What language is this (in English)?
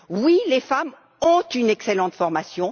French